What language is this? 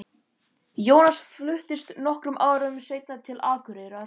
Icelandic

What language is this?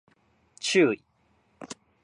Japanese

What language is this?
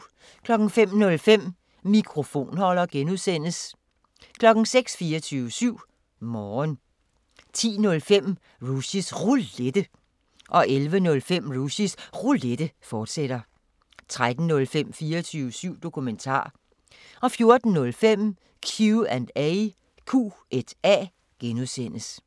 Danish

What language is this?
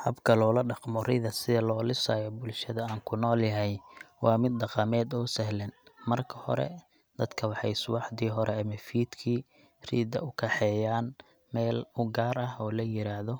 Somali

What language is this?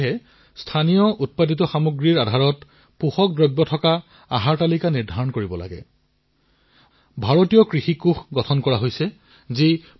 Assamese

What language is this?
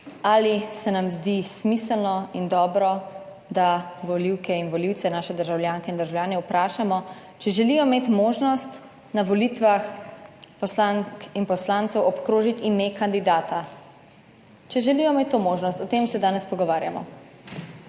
Slovenian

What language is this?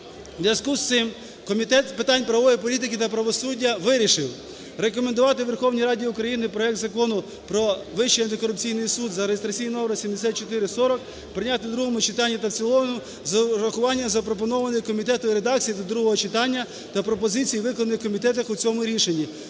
Ukrainian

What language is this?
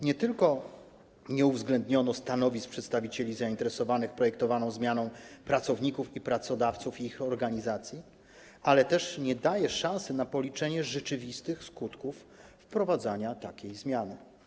Polish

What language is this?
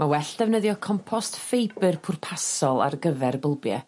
Welsh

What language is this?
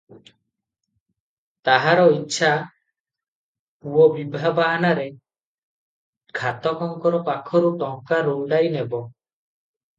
Odia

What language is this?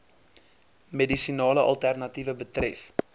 Afrikaans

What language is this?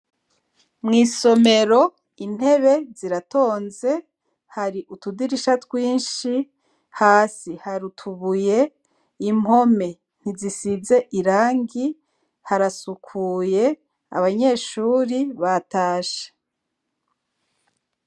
Rundi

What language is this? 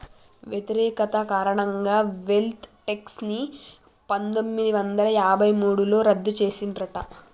Telugu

